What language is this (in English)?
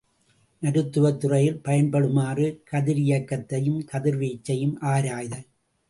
Tamil